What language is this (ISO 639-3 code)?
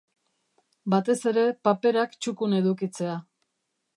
eus